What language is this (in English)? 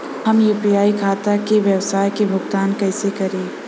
Bhojpuri